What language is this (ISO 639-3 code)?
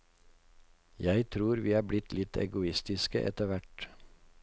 nor